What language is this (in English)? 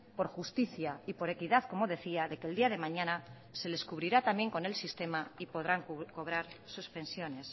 Spanish